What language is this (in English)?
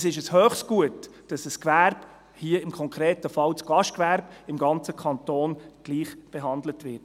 Swiss German